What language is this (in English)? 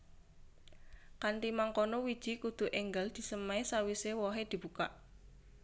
Javanese